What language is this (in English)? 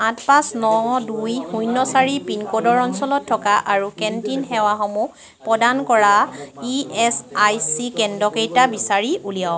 Assamese